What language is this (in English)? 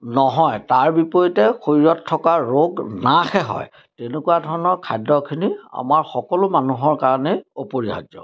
Assamese